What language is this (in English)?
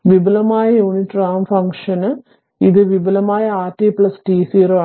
Malayalam